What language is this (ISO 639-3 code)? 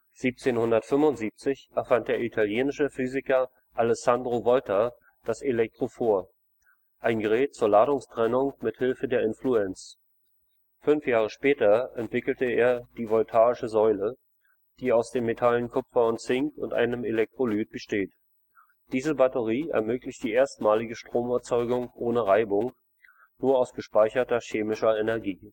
deu